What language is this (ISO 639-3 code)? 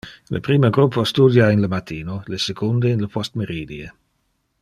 ina